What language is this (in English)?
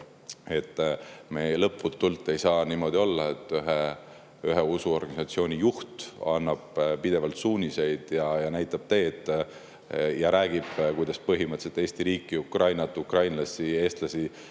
Estonian